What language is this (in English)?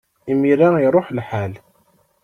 Kabyle